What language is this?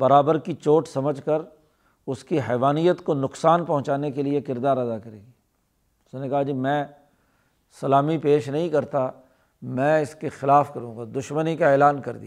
Urdu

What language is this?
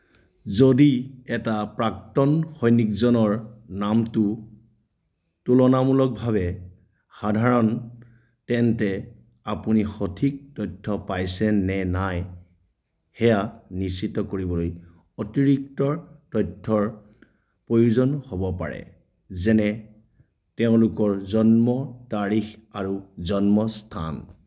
Assamese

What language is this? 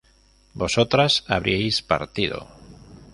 Spanish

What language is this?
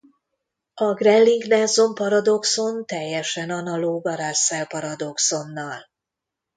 Hungarian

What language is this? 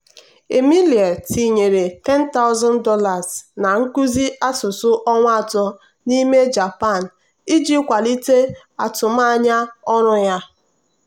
Igbo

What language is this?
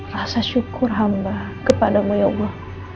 Indonesian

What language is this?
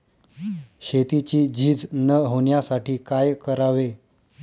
Marathi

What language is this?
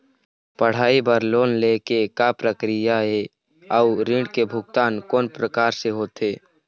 Chhattisgarhi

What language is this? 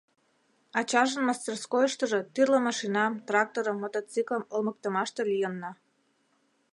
Mari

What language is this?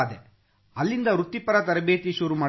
Kannada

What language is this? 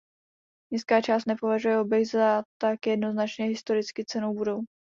Czech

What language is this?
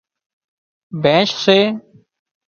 Wadiyara Koli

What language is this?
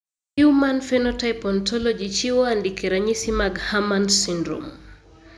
Luo (Kenya and Tanzania)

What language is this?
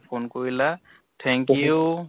Assamese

